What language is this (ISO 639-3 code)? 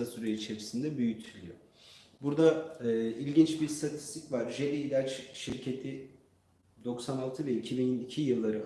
tur